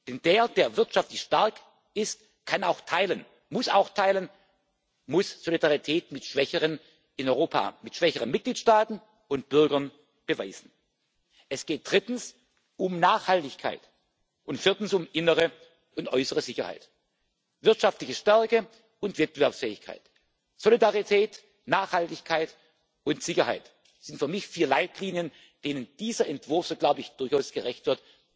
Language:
German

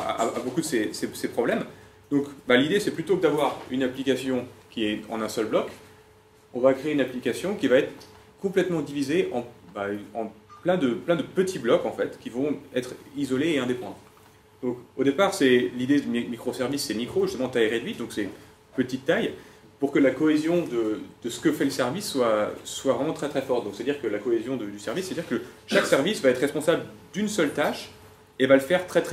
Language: French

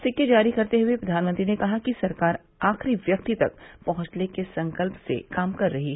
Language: Hindi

